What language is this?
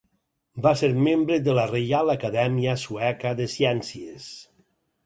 Catalan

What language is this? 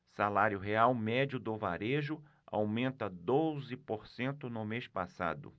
Portuguese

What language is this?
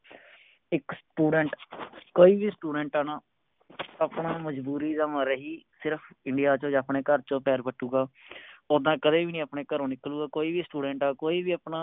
Punjabi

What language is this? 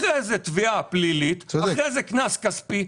Hebrew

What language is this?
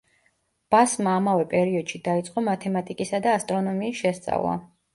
Georgian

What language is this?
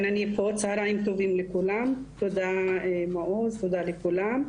Hebrew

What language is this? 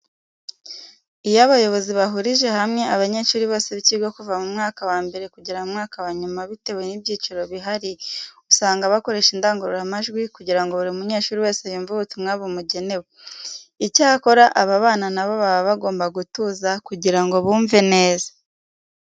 Kinyarwanda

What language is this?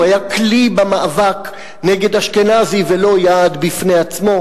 Hebrew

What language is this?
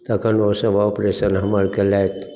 Maithili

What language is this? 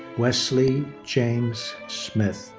English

